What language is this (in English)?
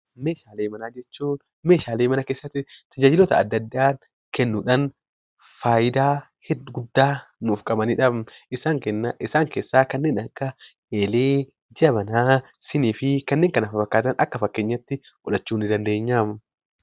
Oromo